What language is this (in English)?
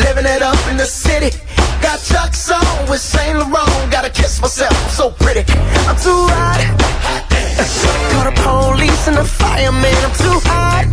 Romanian